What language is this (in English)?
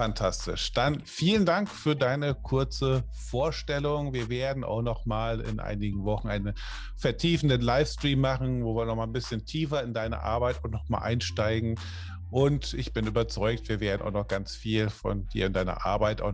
German